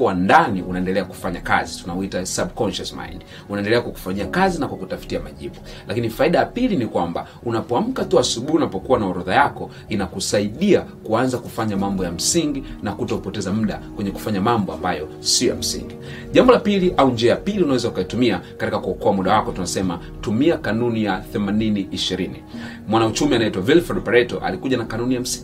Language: Swahili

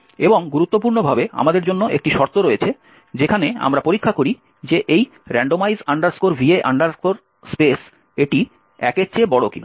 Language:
Bangla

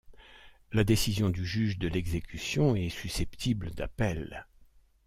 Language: French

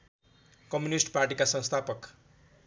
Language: Nepali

